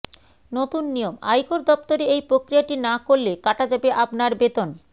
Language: Bangla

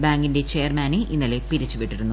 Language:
Malayalam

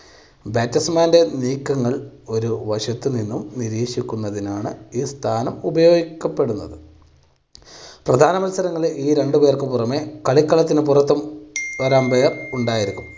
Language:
Malayalam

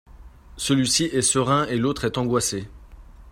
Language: French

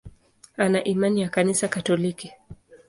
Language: Swahili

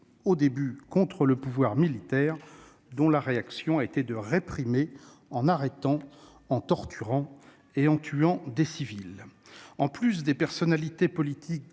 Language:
French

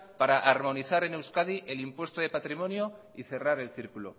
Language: Spanish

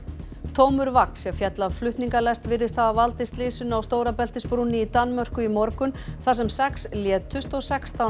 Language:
Icelandic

